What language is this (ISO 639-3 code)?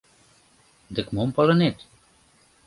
chm